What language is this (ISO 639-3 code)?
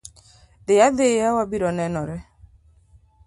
luo